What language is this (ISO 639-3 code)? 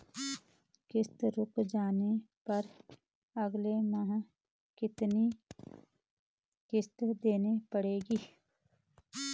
hin